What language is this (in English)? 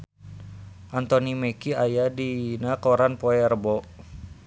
Sundanese